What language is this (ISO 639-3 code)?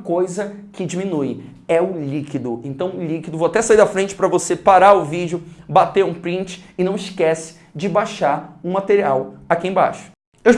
por